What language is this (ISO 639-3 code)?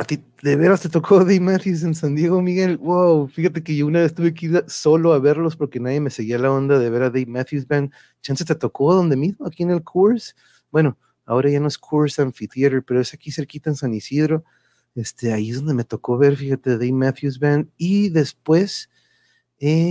spa